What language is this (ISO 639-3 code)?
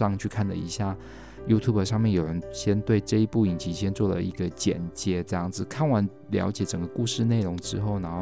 zho